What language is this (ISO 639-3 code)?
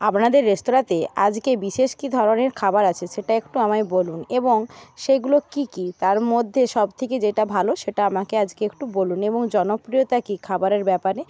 ben